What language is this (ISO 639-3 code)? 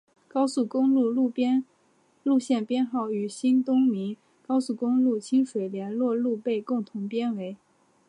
zho